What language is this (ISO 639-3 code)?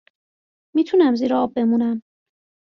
fas